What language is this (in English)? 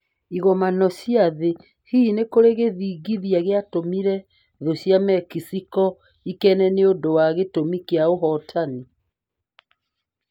Kikuyu